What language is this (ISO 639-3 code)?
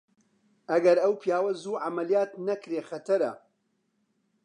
ckb